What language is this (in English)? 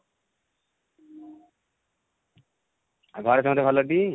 Odia